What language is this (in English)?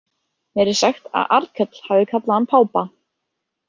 Icelandic